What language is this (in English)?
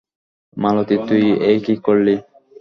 Bangla